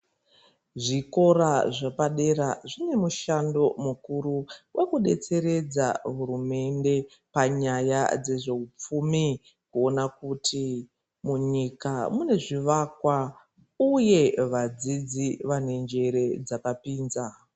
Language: Ndau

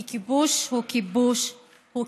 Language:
Hebrew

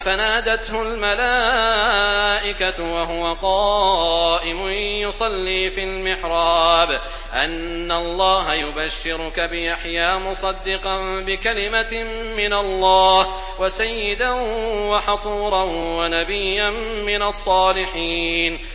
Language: Arabic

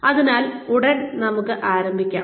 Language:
Malayalam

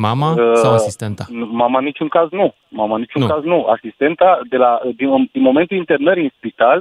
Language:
Romanian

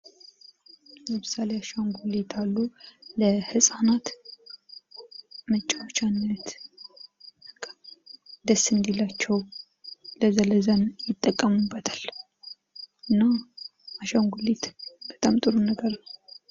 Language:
Amharic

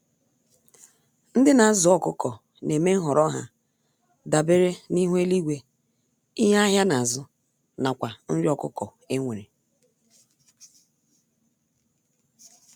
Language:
Igbo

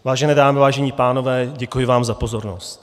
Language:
Czech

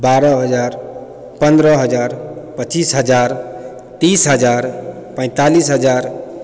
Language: Maithili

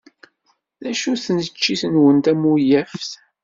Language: Kabyle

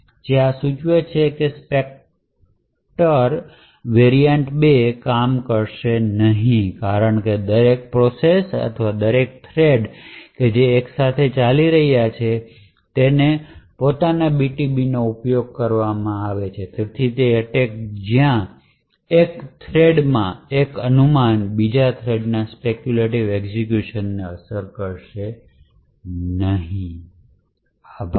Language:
Gujarati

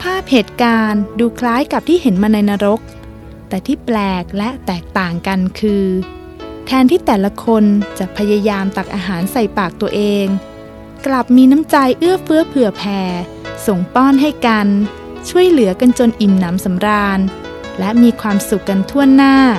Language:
Thai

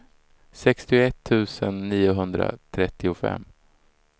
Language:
Swedish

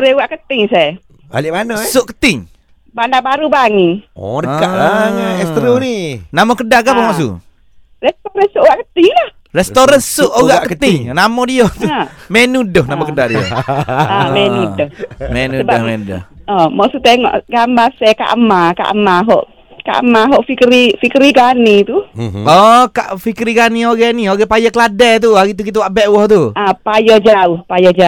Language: Malay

